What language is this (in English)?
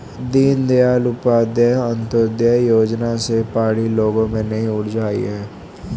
Hindi